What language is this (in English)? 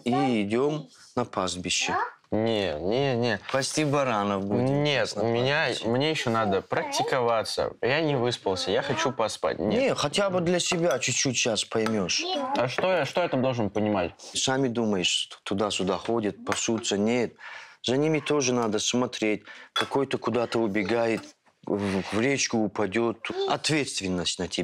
Russian